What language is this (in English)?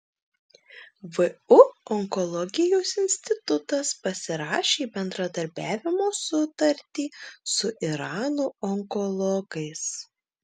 Lithuanian